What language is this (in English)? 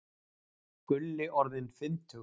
Icelandic